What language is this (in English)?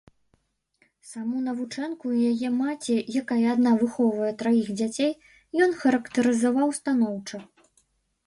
Belarusian